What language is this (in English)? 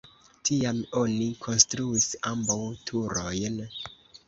Esperanto